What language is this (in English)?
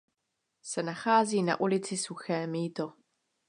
Czech